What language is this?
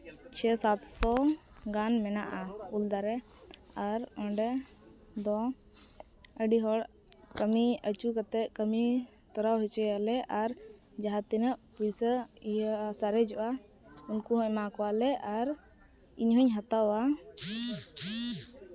Santali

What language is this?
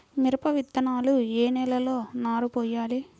Telugu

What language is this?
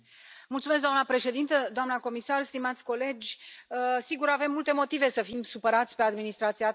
Romanian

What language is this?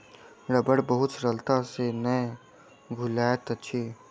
Maithili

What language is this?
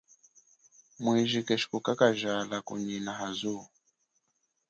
Chokwe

